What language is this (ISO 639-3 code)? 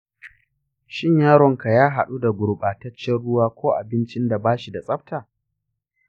hau